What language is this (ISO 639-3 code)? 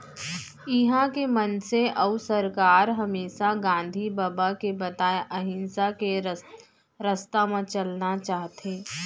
hne